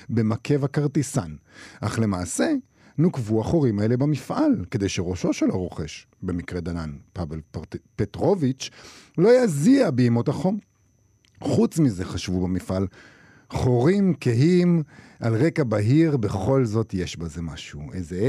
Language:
Hebrew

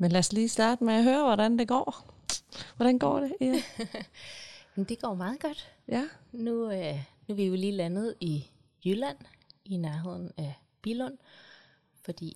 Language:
Danish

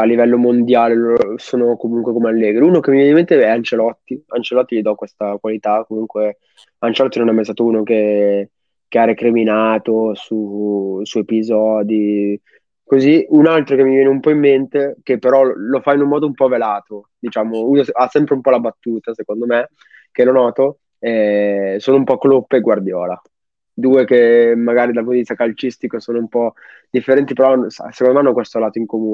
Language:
Italian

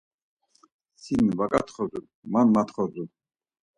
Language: Laz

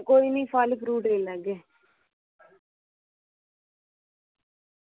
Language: Dogri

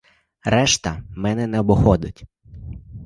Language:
Ukrainian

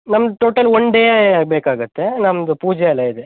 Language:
Kannada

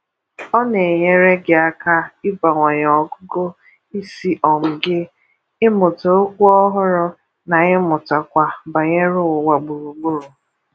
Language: Igbo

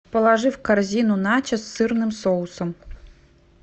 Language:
Russian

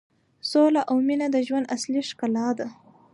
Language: Pashto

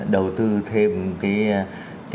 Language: Vietnamese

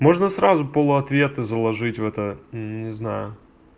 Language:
Russian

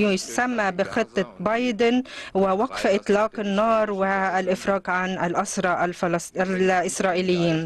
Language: Arabic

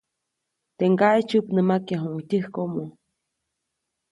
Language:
Copainalá Zoque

